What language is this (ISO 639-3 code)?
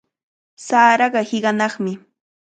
qvl